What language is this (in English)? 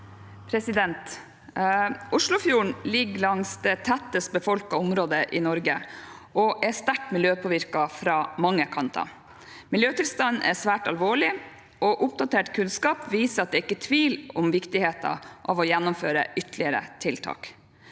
Norwegian